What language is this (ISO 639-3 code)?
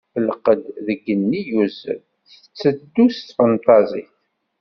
kab